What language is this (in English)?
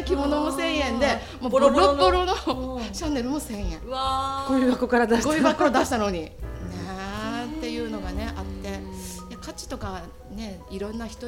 Japanese